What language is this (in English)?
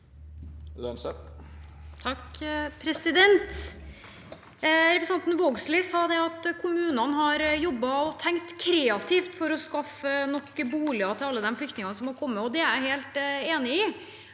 Norwegian